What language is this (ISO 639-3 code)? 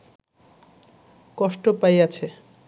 ben